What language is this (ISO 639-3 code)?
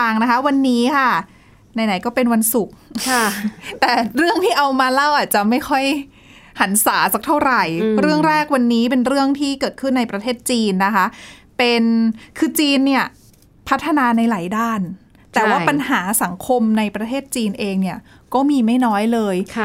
tha